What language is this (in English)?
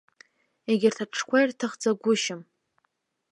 Abkhazian